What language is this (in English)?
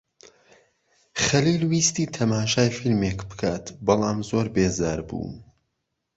Central Kurdish